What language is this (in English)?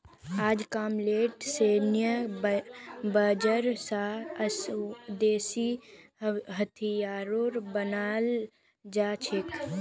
Magahi